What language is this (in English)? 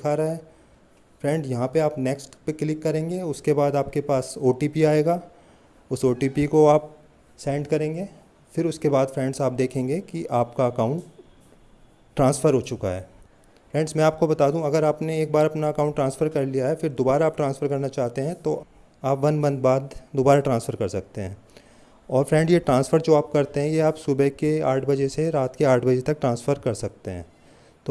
Hindi